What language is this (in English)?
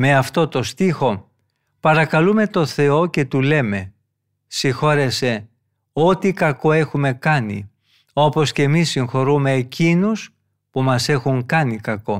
Greek